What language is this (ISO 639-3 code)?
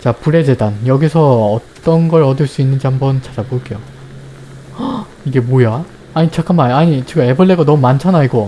kor